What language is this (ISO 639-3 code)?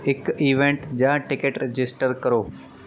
pan